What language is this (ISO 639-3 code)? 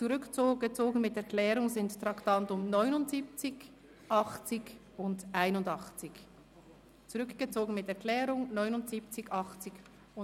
gsw